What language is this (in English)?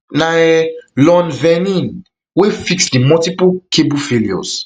Nigerian Pidgin